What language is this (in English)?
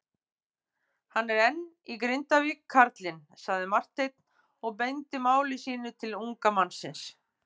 Icelandic